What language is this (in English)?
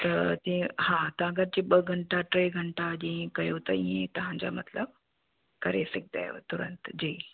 Sindhi